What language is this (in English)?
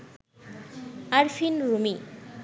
Bangla